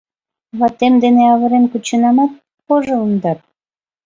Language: Mari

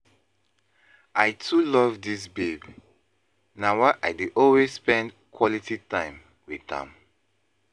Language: Nigerian Pidgin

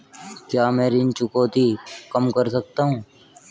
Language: Hindi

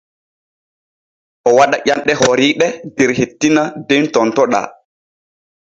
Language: Borgu Fulfulde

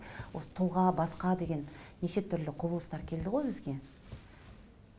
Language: Kazakh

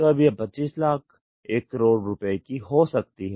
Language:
Hindi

